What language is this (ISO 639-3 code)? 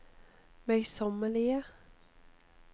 nor